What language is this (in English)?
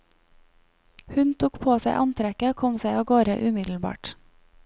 Norwegian